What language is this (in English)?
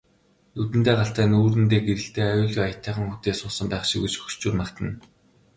Mongolian